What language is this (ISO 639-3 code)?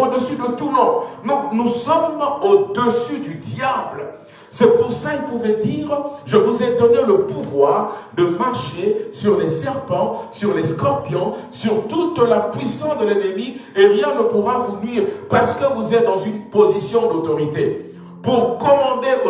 fra